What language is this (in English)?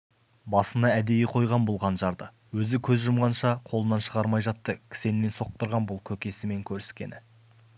Kazakh